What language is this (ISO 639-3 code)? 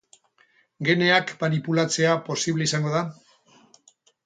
eus